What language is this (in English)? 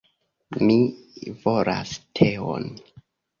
Esperanto